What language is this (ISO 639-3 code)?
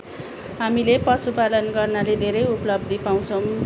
nep